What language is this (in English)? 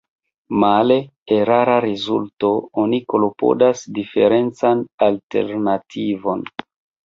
Esperanto